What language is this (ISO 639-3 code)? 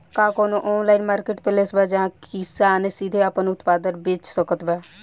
bho